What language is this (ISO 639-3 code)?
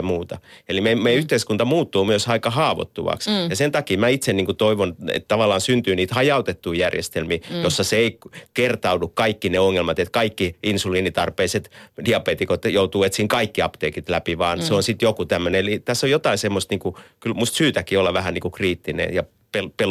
fin